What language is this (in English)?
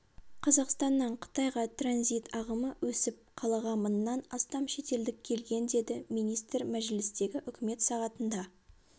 Kazakh